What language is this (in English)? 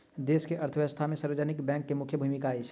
Maithili